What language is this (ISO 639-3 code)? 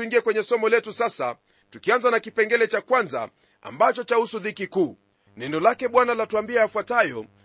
swa